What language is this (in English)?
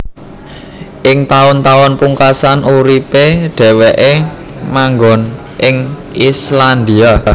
Javanese